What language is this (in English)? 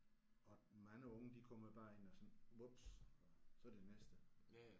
Danish